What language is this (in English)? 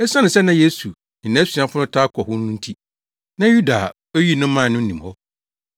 Akan